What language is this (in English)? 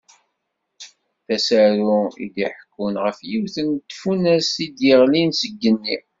Kabyle